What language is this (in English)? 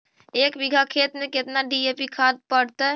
Magahi